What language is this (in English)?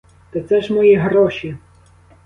Ukrainian